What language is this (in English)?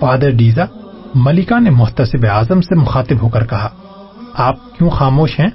Urdu